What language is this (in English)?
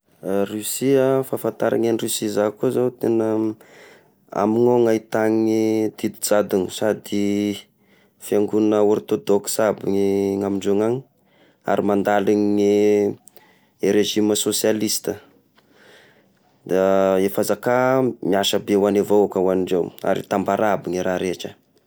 Tesaka Malagasy